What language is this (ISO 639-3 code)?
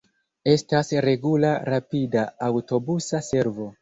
epo